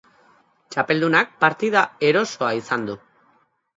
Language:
Basque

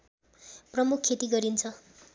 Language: Nepali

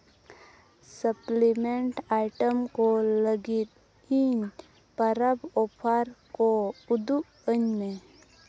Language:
Santali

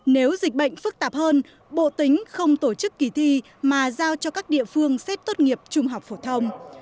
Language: Vietnamese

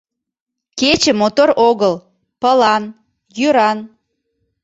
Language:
Mari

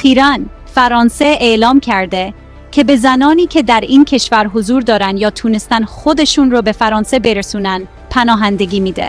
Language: Persian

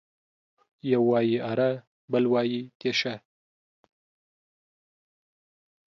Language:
Pashto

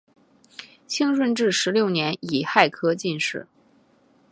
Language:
Chinese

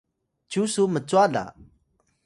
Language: Atayal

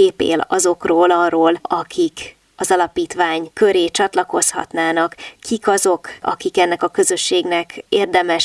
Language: Hungarian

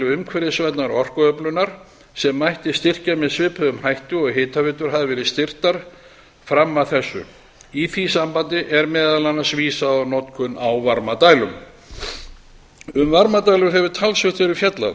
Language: Icelandic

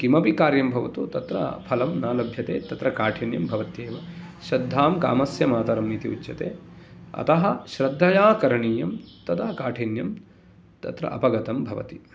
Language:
Sanskrit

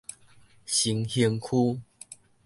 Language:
Min Nan Chinese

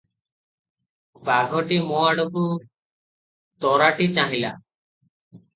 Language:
Odia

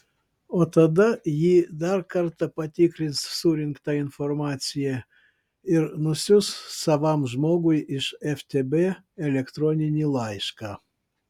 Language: Lithuanian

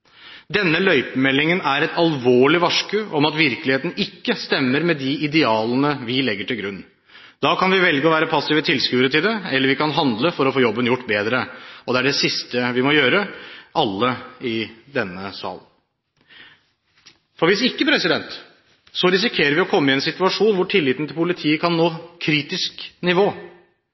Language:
Norwegian Bokmål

